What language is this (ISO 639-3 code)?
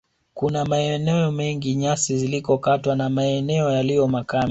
swa